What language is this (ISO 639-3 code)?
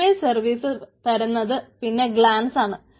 mal